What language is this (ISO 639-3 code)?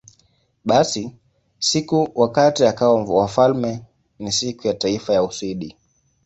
swa